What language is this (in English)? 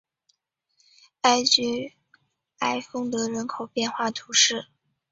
Chinese